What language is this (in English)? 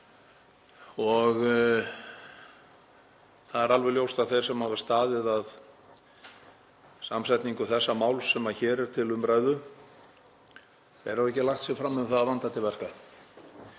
Icelandic